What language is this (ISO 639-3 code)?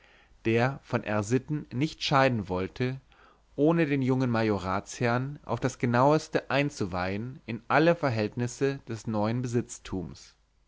deu